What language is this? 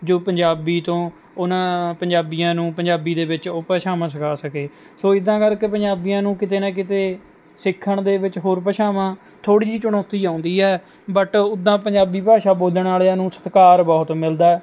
Punjabi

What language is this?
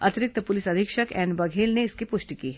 Hindi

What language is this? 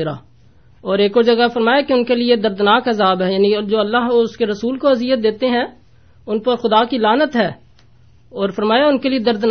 Urdu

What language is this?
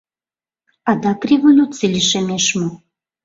Mari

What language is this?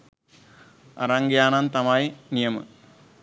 Sinhala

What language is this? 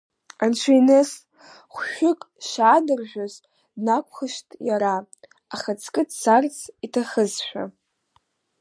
Abkhazian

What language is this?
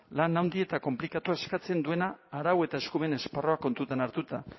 Basque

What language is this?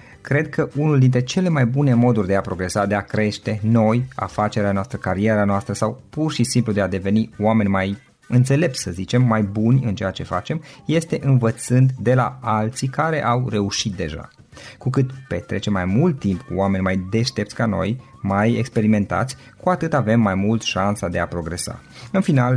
Romanian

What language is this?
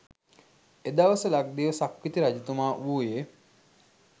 Sinhala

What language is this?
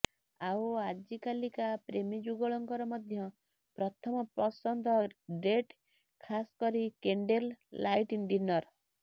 Odia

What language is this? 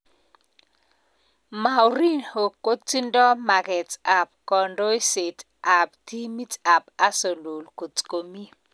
Kalenjin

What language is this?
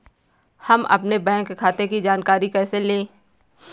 Hindi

